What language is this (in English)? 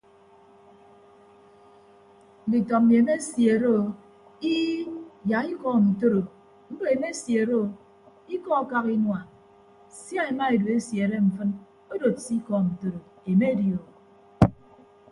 Ibibio